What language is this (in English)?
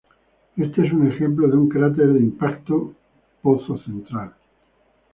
Spanish